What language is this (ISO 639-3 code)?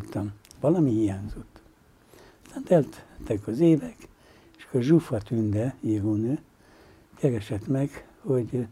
hun